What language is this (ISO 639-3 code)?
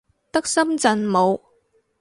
yue